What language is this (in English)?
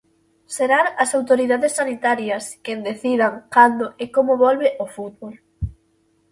Galician